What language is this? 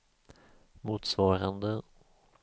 Swedish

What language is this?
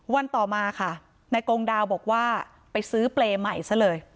Thai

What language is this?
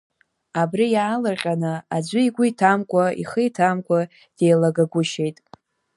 Abkhazian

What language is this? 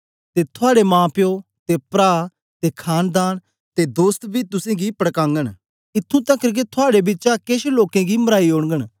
Dogri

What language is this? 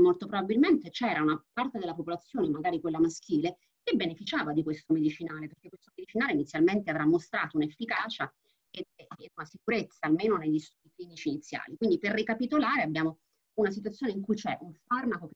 Italian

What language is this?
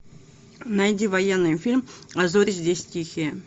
Russian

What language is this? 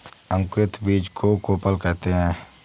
Hindi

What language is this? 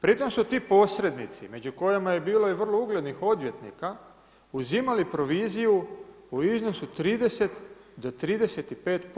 Croatian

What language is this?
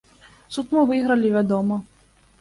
Belarusian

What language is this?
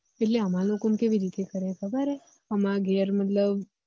Gujarati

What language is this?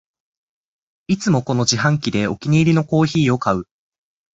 Japanese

